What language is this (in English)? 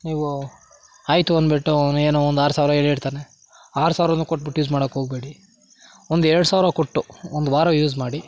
Kannada